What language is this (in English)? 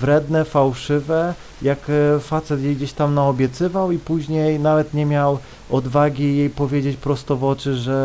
Polish